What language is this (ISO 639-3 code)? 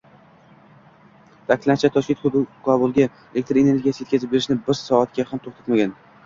uzb